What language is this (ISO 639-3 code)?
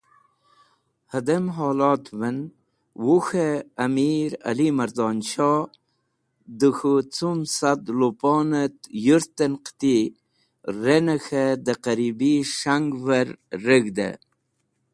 wbl